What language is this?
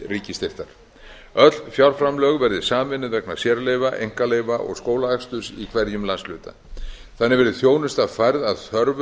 Icelandic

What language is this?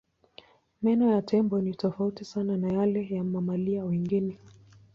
Swahili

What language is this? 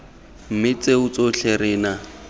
Tswana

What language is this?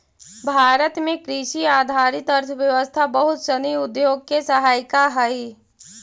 Magahi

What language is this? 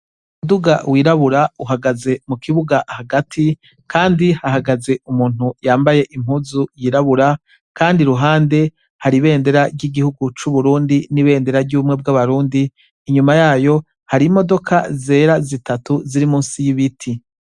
Rundi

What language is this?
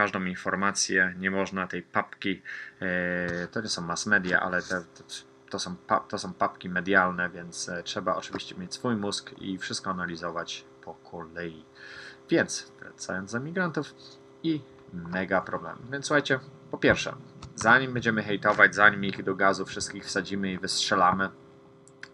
Polish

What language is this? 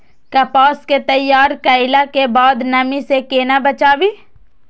Maithili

